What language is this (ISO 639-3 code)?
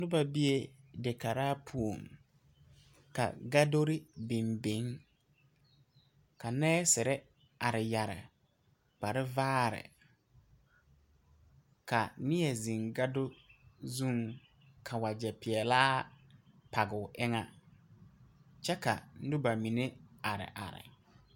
dga